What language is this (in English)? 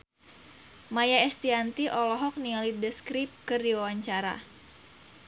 Sundanese